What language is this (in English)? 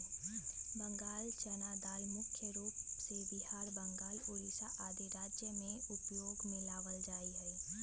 Magahi